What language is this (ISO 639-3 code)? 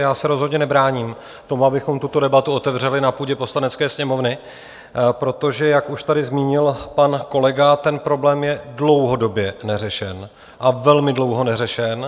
ces